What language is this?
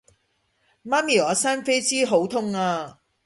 Cantonese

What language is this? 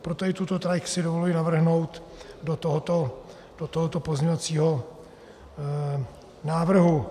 Czech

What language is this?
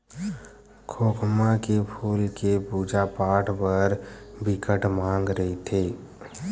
Chhattisgarhi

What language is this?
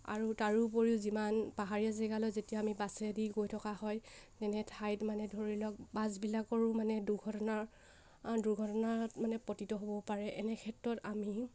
Assamese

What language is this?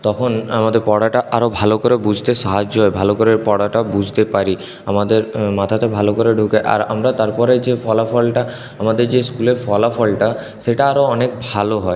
Bangla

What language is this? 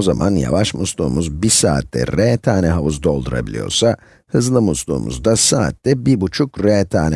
Turkish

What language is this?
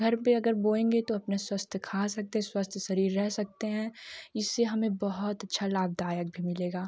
Hindi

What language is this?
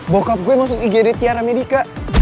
Indonesian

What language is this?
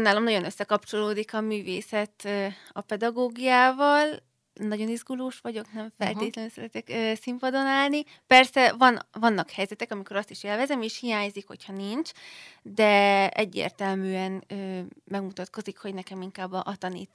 Hungarian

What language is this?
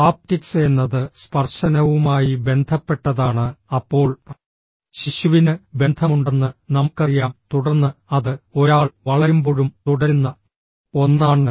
Malayalam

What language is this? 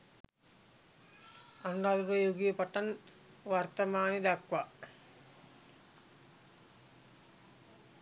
Sinhala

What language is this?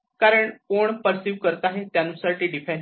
Marathi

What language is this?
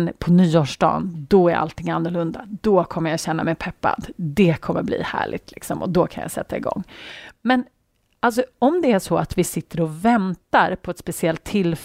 Swedish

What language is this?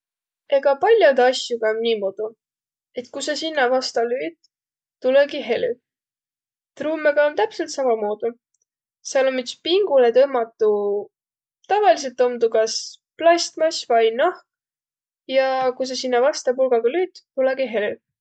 Võro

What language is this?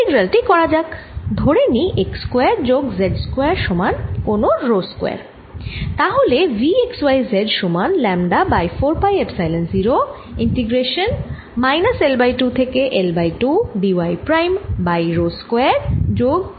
Bangla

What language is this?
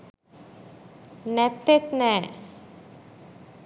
Sinhala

